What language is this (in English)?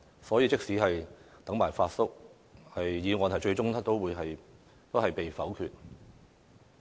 Cantonese